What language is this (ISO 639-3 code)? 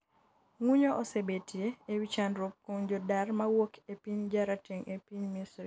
luo